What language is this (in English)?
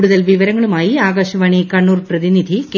Malayalam